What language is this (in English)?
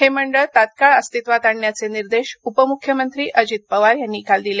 Marathi